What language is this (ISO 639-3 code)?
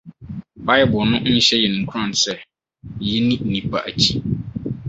aka